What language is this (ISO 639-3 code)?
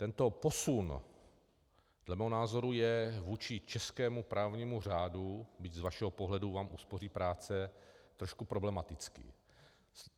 ces